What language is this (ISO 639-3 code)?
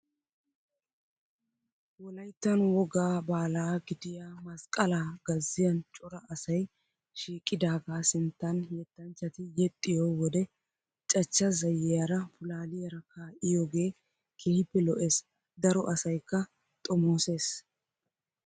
wal